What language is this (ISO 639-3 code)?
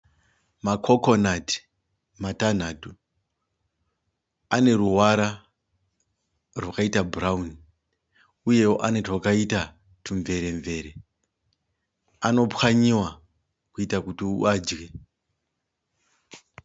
sna